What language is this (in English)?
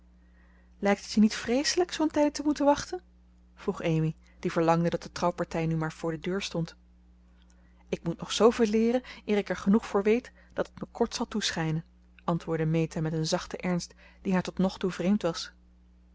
Dutch